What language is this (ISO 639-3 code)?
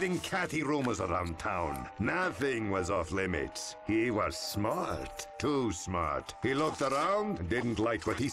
pol